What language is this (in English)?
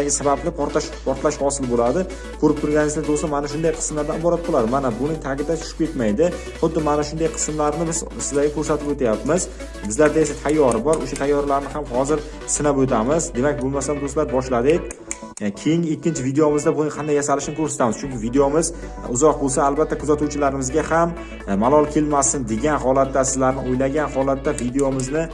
Uzbek